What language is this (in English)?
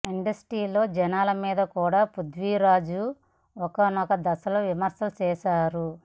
Telugu